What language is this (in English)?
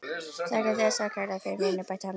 Icelandic